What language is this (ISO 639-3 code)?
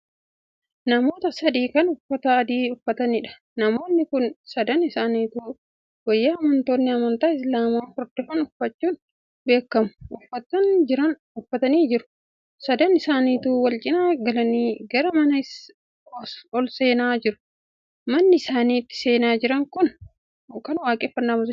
orm